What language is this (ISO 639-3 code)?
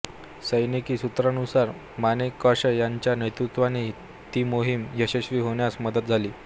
mar